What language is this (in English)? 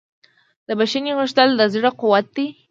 Pashto